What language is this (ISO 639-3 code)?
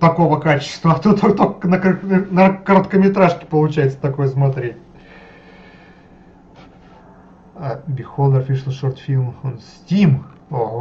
rus